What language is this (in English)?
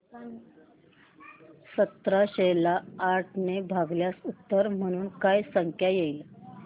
Marathi